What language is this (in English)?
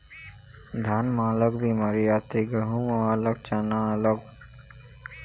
Chhattisgarhi